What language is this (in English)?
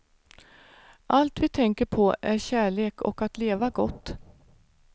Swedish